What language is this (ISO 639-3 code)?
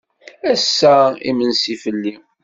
kab